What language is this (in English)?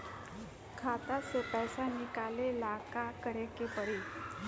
Bhojpuri